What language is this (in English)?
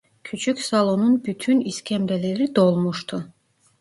Turkish